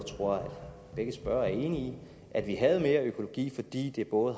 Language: Danish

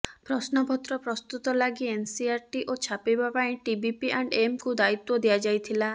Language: Odia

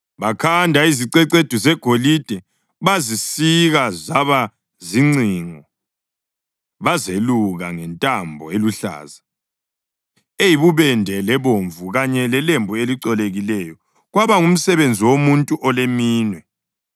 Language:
North Ndebele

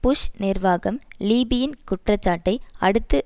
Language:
Tamil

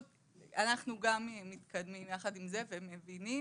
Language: Hebrew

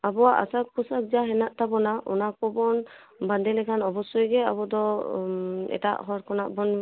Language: Santali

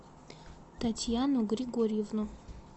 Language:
Russian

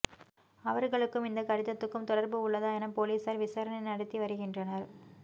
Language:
Tamil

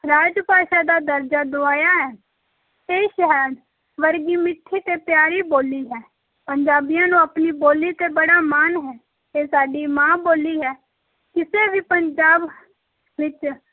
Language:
Punjabi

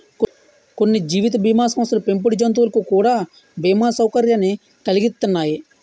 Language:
Telugu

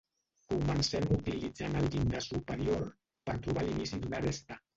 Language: Catalan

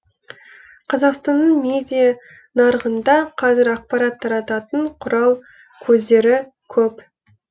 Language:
Kazakh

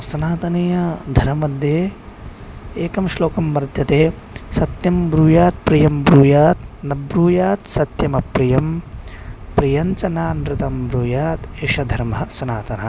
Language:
Sanskrit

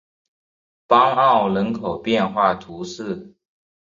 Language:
Chinese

